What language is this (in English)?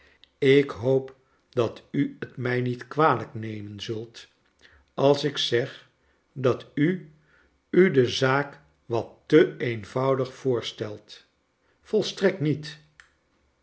Dutch